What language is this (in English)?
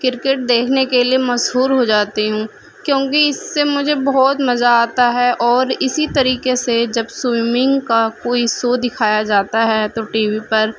Urdu